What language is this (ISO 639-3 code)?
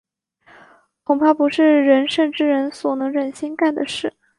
zho